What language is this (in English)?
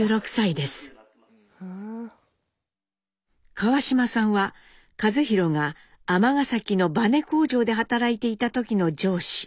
Japanese